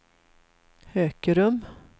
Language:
Swedish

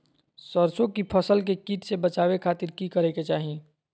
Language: Magahi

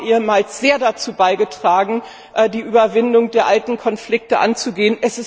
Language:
German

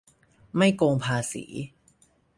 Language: Thai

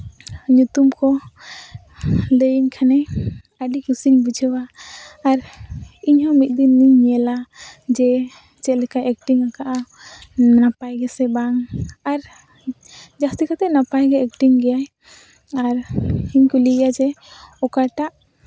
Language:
Santali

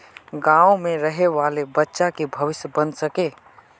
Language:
Magahi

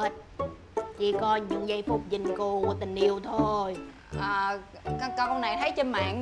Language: Vietnamese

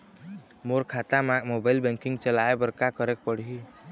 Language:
Chhattisgarhi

